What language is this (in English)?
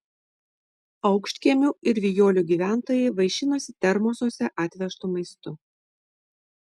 Lithuanian